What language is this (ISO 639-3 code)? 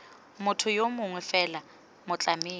tsn